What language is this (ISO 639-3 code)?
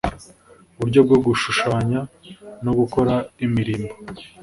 kin